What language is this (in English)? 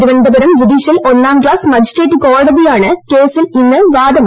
Malayalam